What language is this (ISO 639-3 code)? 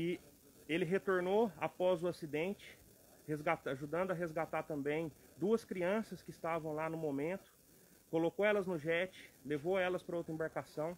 por